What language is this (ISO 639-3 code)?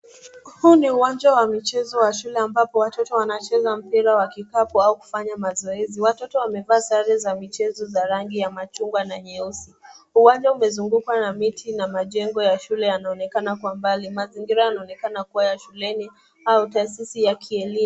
swa